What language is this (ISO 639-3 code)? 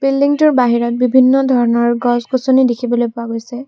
asm